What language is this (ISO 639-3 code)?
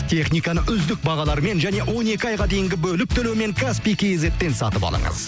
kaz